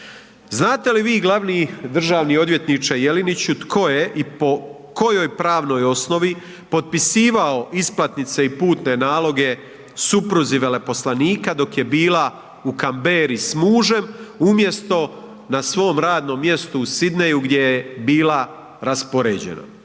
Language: Croatian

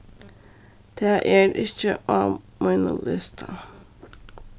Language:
Faroese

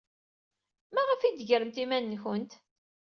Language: Kabyle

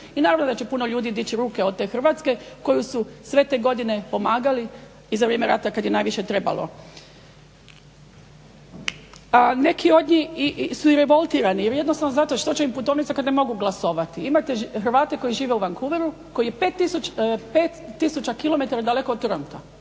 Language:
Croatian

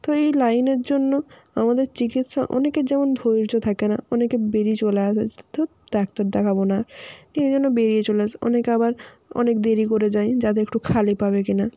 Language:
Bangla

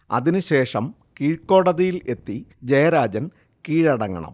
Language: Malayalam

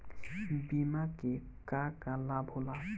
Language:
Bhojpuri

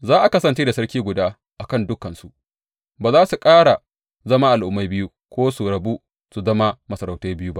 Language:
Hausa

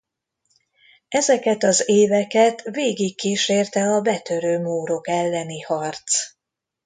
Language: Hungarian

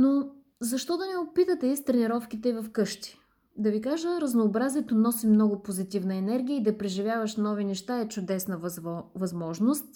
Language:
Bulgarian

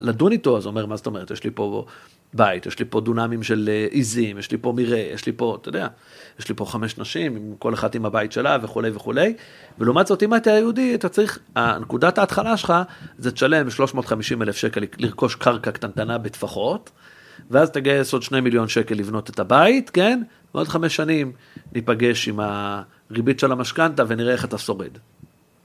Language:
Hebrew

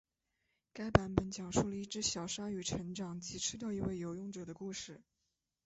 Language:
Chinese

